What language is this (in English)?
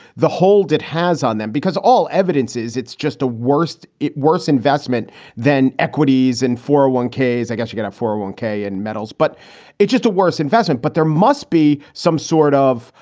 English